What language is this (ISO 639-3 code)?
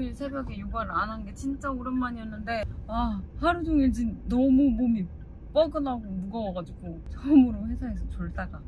kor